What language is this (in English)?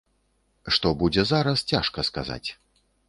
Belarusian